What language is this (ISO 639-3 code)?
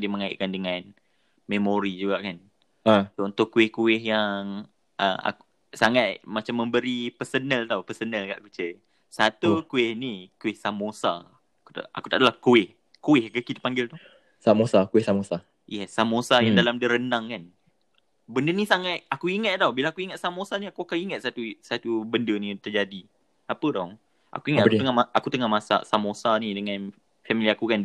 msa